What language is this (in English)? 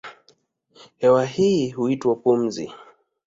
Swahili